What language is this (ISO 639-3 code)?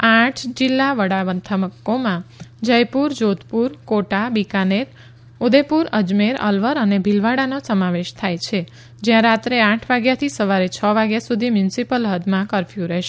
guj